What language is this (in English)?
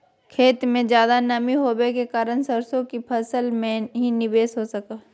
Magahi